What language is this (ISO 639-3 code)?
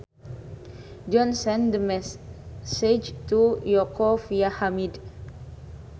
sun